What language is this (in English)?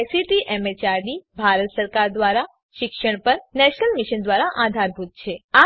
Gujarati